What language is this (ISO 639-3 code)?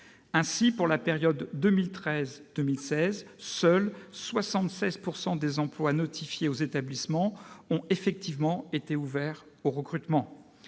fra